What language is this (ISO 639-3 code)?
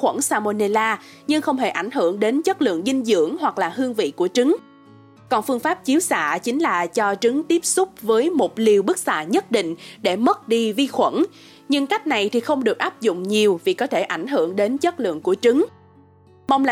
vie